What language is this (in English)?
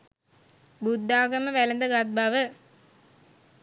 Sinhala